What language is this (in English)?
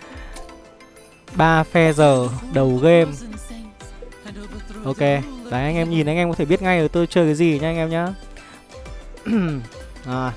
Vietnamese